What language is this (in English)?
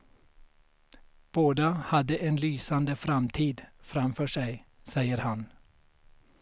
Swedish